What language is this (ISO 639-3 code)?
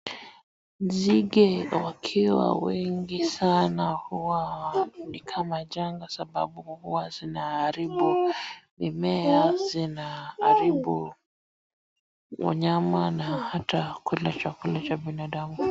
swa